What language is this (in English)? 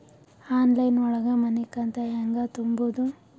Kannada